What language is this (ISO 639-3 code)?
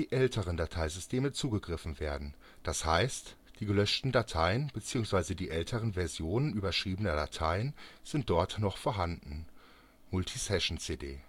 deu